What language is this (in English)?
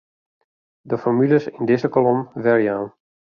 Western Frisian